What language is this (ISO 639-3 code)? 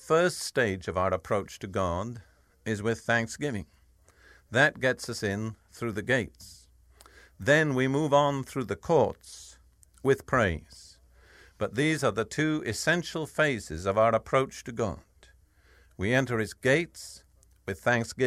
eng